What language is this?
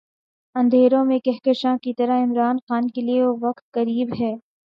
Urdu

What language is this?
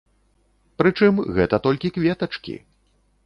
Belarusian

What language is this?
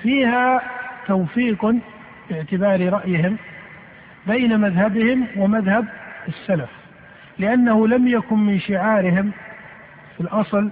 Arabic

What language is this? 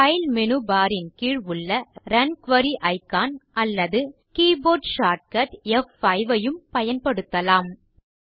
Tamil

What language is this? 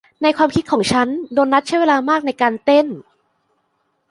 Thai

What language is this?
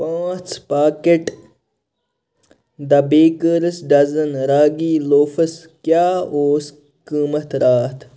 Kashmiri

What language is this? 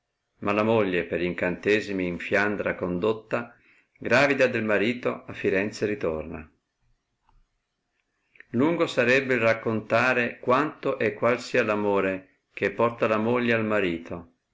Italian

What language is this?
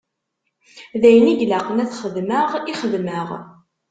Kabyle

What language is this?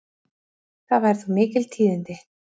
Icelandic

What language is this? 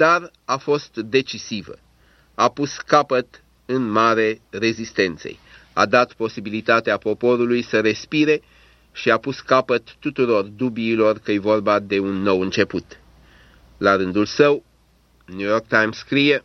Romanian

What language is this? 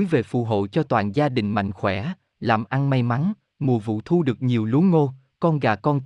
Vietnamese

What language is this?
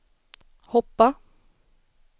Swedish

